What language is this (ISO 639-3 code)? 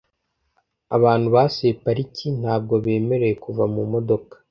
kin